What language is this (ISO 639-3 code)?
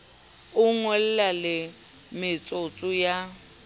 sot